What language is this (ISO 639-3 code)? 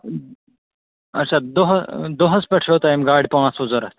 kas